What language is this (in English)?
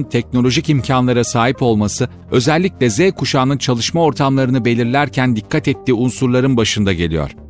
Turkish